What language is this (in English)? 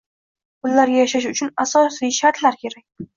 Uzbek